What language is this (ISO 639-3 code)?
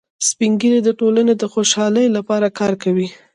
pus